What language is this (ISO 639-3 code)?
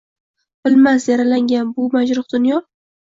uzb